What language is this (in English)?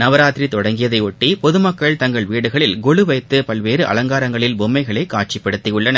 Tamil